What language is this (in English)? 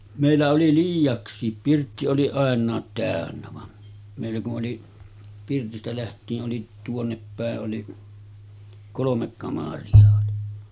Finnish